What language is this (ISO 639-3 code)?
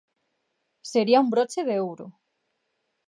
glg